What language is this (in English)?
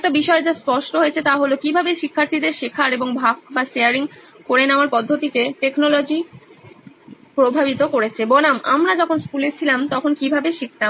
Bangla